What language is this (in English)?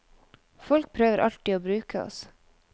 Norwegian